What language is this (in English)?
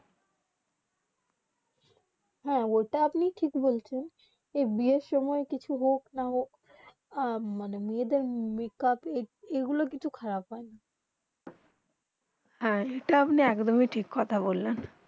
Bangla